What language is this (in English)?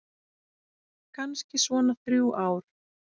Icelandic